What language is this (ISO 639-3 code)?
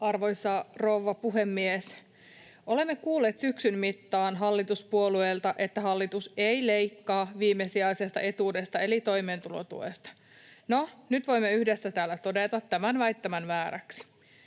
fin